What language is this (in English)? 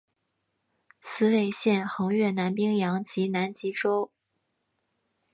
Chinese